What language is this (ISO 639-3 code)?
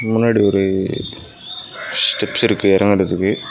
tam